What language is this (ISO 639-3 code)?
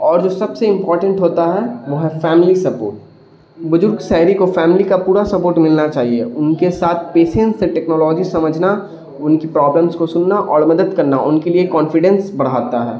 urd